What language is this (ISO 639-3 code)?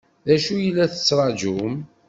kab